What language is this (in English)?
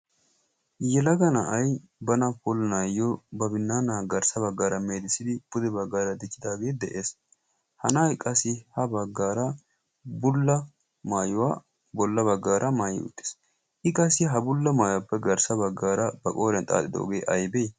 Wolaytta